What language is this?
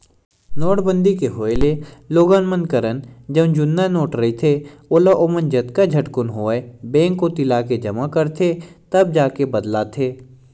Chhattisgarhi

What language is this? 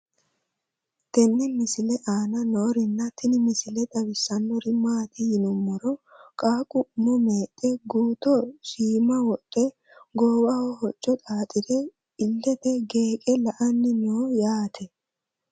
Sidamo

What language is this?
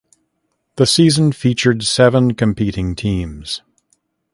English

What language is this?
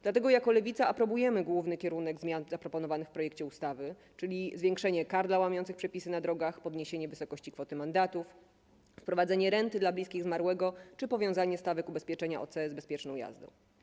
Polish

